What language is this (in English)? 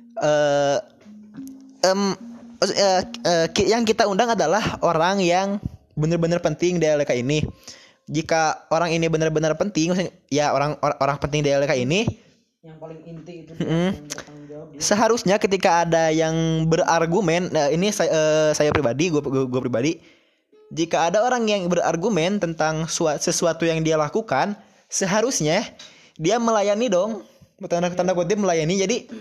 Indonesian